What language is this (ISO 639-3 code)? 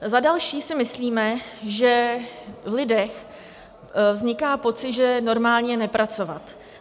ces